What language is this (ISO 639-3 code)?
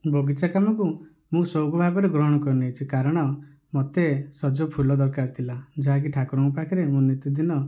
ori